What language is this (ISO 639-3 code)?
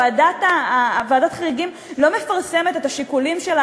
heb